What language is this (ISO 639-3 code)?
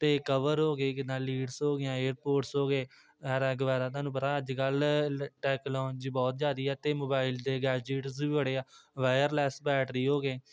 pan